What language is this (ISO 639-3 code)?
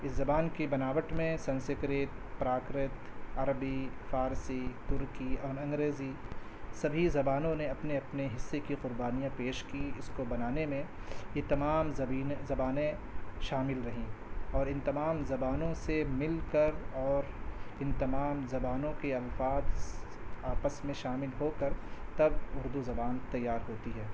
urd